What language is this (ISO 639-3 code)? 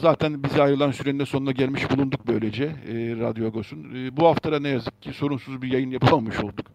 tur